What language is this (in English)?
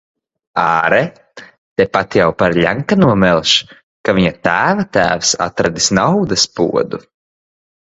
Latvian